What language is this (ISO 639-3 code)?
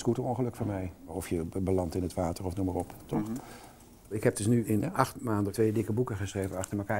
nld